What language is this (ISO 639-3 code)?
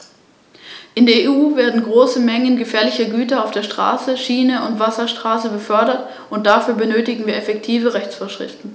deu